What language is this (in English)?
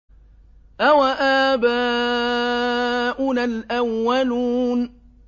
Arabic